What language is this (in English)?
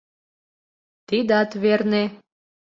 Mari